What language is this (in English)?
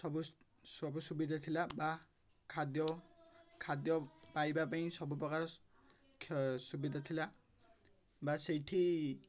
Odia